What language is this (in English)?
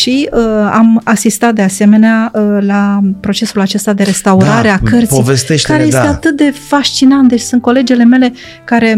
Romanian